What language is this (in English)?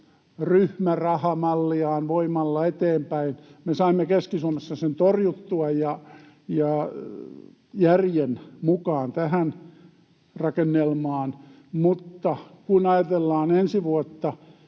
Finnish